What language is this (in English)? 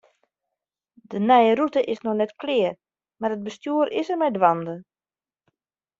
Western Frisian